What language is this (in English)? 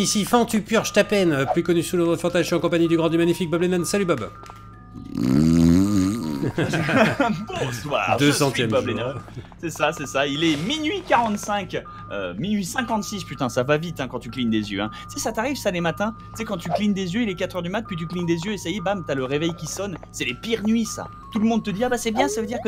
French